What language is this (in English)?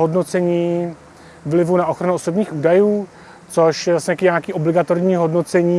Czech